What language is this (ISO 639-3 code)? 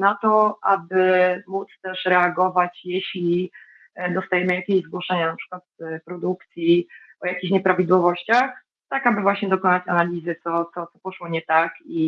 pol